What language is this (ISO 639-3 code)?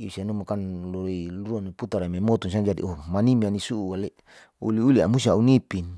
sau